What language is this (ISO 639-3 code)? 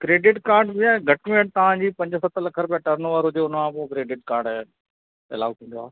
snd